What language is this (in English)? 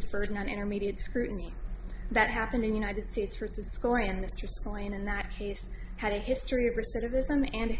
English